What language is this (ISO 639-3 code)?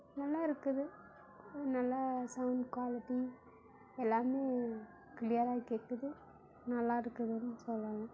tam